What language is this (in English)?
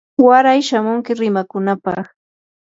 Yanahuanca Pasco Quechua